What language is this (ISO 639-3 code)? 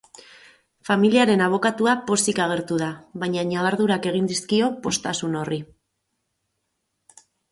eus